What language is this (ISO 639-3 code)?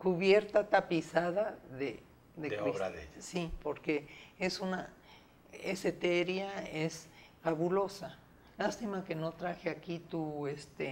spa